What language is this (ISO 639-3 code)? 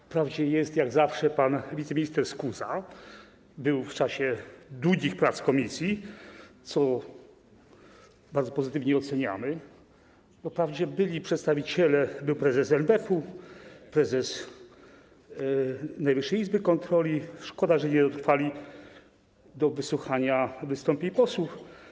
pol